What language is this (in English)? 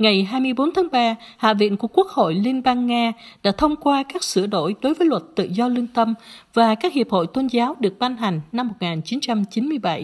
Vietnamese